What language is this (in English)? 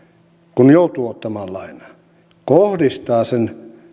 Finnish